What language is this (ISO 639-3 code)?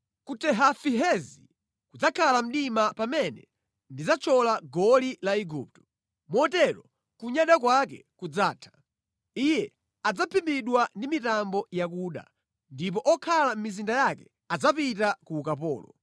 nya